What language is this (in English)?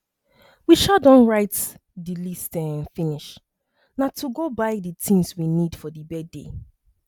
Nigerian Pidgin